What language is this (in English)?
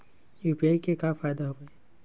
Chhattisgarhi